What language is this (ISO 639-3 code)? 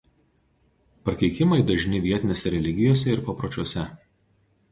lit